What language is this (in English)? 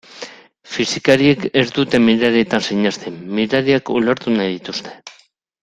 Basque